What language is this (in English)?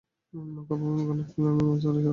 Bangla